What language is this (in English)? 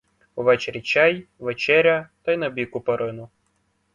Ukrainian